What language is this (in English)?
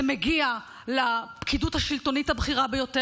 Hebrew